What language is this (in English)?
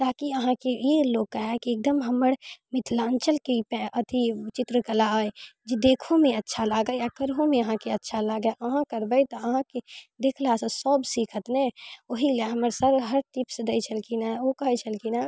Maithili